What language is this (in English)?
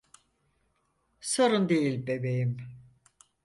Turkish